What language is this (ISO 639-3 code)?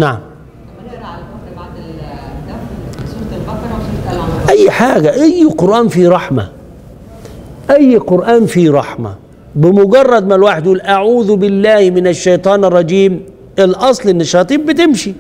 ara